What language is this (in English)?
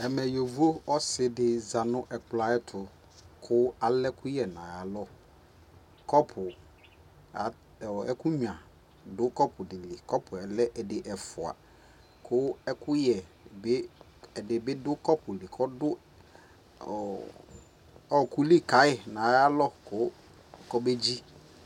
Ikposo